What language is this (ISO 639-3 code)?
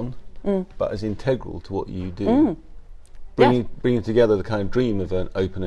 eng